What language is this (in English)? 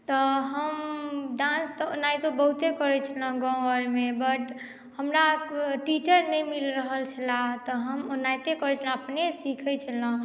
Maithili